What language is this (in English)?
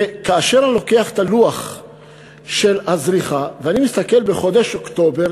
Hebrew